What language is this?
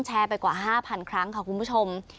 Thai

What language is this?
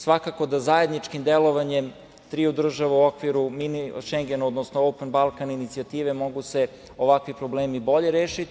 Serbian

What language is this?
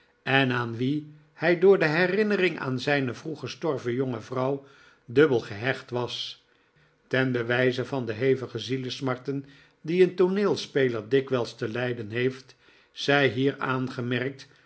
Dutch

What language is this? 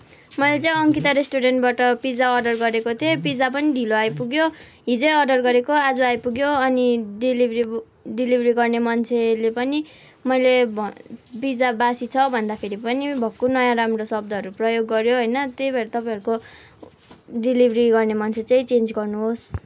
Nepali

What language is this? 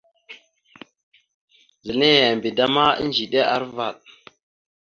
Mada (Cameroon)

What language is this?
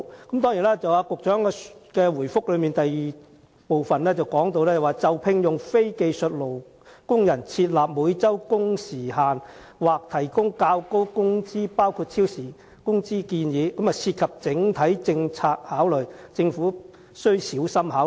Cantonese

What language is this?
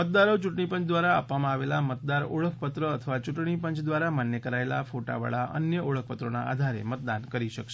Gujarati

